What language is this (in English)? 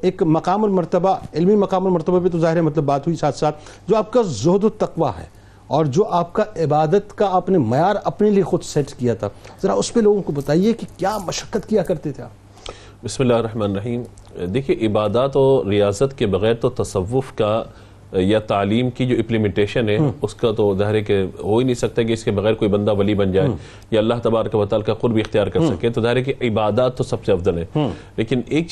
Urdu